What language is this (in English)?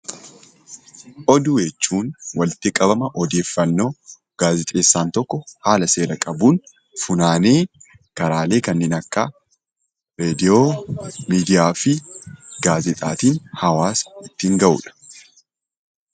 Oromo